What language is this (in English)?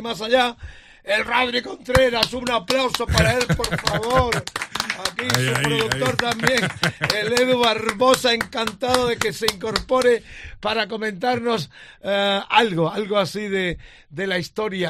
Spanish